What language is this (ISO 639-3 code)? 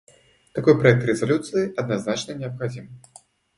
rus